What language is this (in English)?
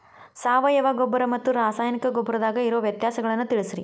Kannada